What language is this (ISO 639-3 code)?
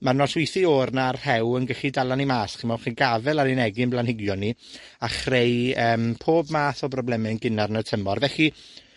cym